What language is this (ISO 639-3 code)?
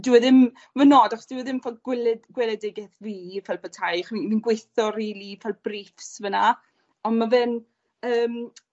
cym